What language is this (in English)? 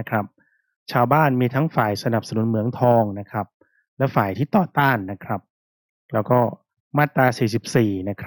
Thai